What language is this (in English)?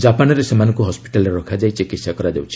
Odia